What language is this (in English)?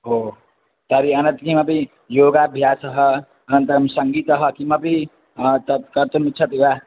Sanskrit